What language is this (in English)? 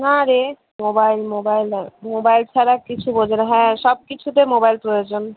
Bangla